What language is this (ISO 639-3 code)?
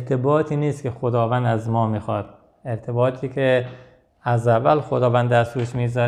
fas